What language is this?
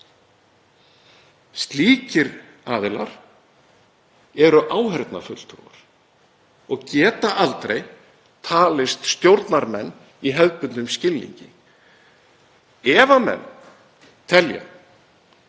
Icelandic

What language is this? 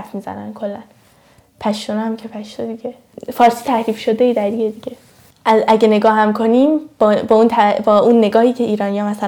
Persian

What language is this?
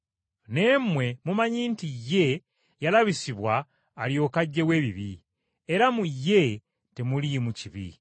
Ganda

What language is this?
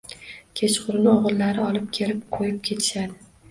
Uzbek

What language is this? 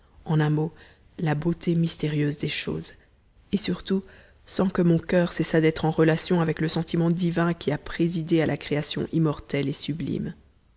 French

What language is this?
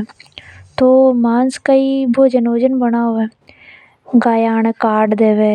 Hadothi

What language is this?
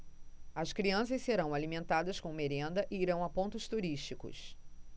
Portuguese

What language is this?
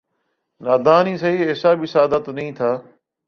Urdu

